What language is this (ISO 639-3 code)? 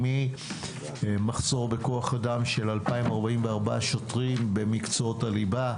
heb